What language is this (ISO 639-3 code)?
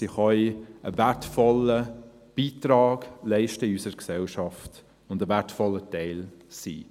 gsw